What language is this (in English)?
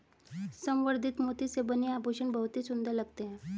Hindi